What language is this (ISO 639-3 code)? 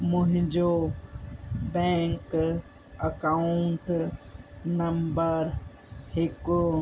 snd